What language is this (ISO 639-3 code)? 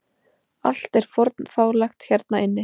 isl